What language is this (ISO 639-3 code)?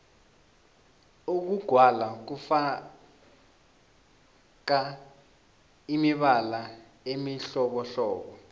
nbl